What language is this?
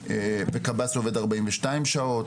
Hebrew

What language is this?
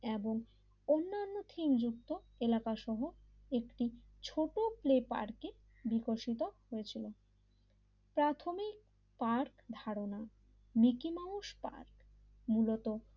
Bangla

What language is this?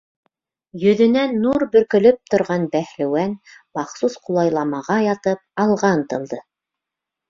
Bashkir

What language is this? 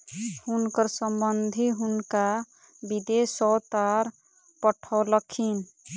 Maithili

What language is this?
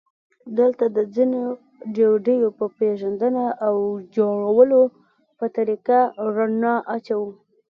Pashto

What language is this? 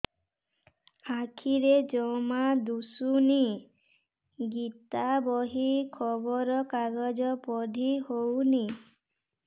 Odia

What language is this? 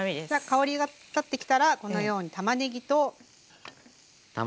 Japanese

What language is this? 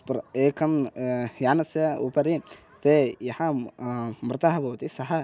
Sanskrit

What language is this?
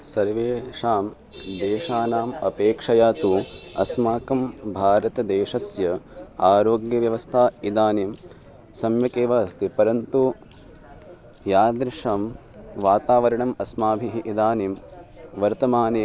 Sanskrit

